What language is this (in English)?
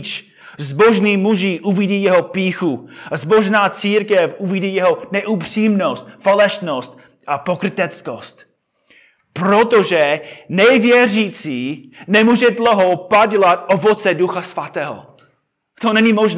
Czech